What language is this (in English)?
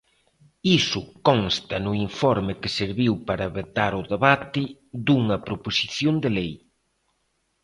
Galician